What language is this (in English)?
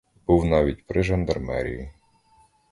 Ukrainian